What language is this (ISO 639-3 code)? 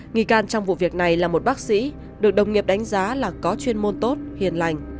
vie